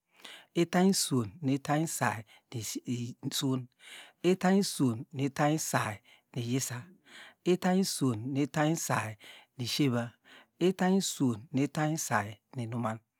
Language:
Degema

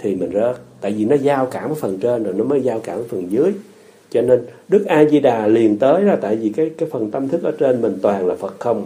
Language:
Vietnamese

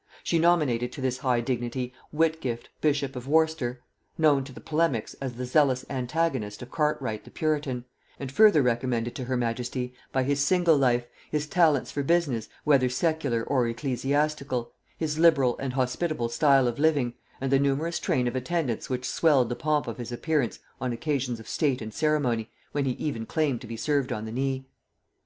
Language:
English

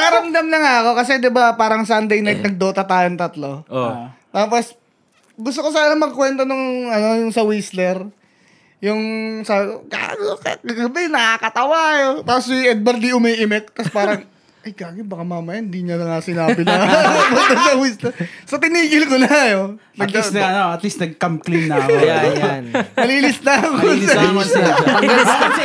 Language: Filipino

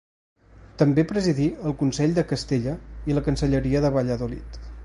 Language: Catalan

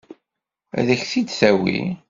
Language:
Kabyle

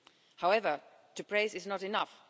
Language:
English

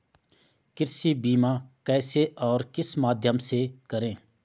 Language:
Hindi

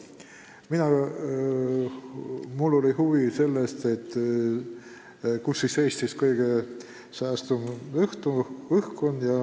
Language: Estonian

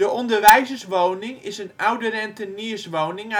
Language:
Dutch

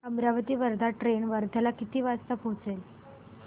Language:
Marathi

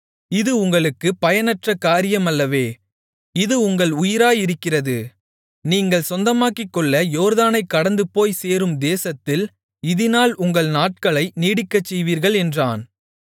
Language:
Tamil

